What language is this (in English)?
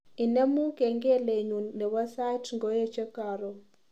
Kalenjin